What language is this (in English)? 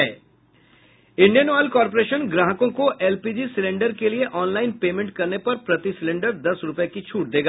Hindi